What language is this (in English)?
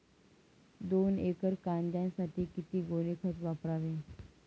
Marathi